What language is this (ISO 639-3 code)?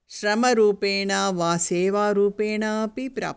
san